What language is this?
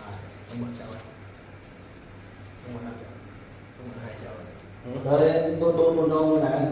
Vietnamese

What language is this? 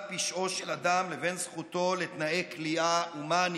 Hebrew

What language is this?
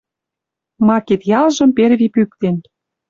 Western Mari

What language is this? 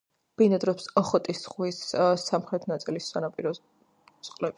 Georgian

